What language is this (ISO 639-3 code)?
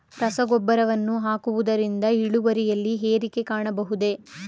kan